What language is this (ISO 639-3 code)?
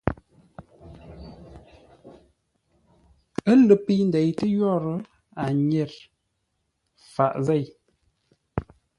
nla